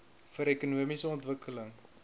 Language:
Afrikaans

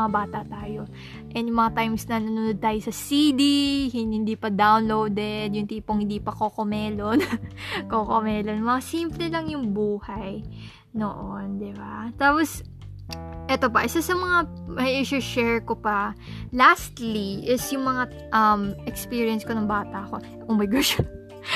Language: Filipino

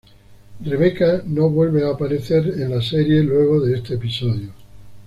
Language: Spanish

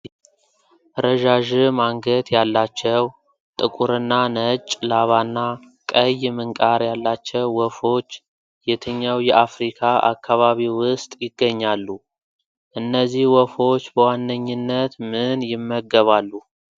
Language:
Amharic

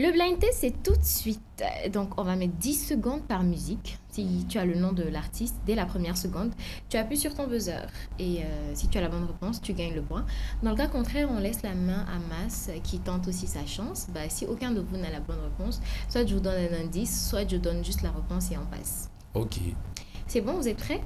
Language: French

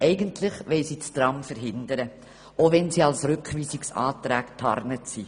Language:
Swiss German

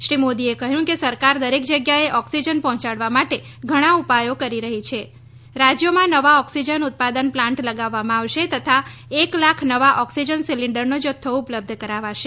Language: Gujarati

